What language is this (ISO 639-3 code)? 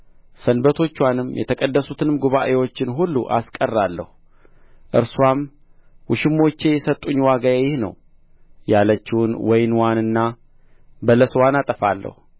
amh